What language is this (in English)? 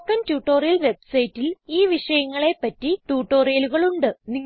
Malayalam